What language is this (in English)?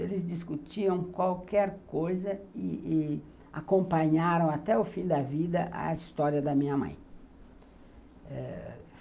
Portuguese